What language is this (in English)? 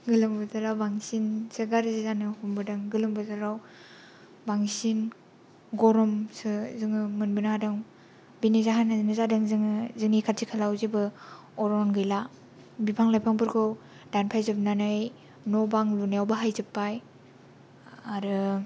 Bodo